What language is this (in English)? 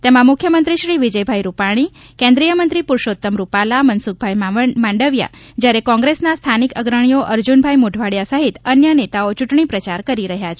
Gujarati